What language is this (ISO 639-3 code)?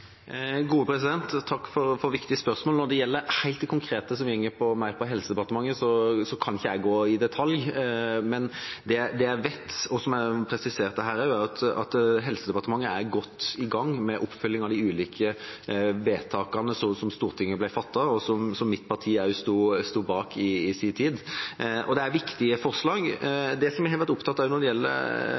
nob